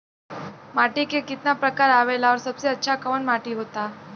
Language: Bhojpuri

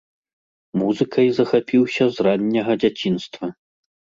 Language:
Belarusian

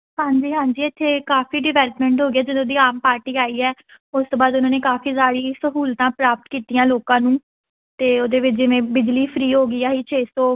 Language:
Punjabi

